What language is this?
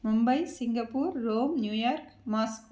Telugu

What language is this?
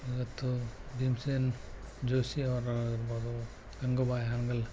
Kannada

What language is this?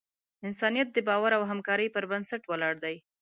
Pashto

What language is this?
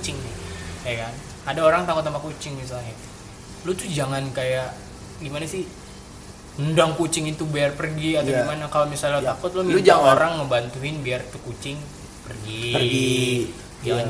Indonesian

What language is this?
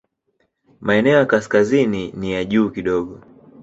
Swahili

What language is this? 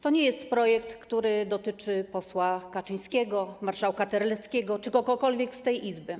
Polish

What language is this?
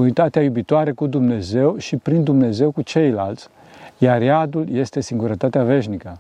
Romanian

